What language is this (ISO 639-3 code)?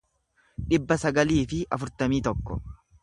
orm